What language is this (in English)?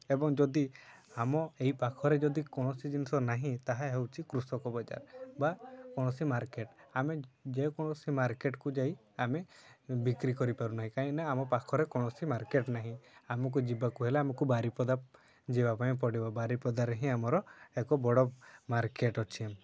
Odia